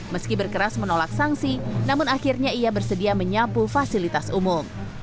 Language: Indonesian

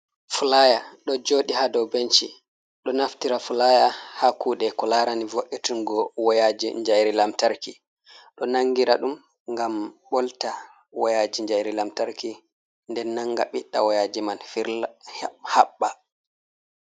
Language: Fula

